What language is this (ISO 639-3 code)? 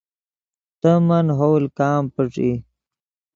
ydg